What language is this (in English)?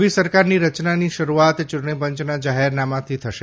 Gujarati